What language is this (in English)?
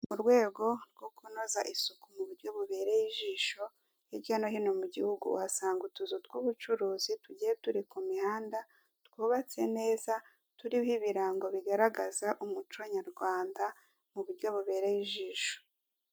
Kinyarwanda